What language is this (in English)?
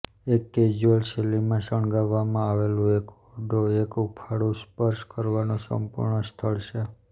Gujarati